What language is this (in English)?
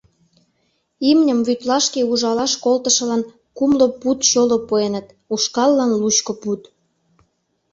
Mari